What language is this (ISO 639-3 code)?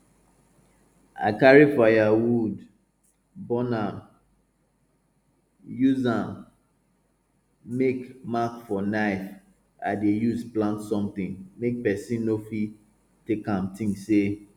pcm